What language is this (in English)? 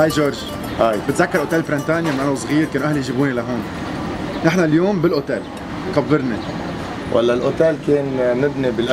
Arabic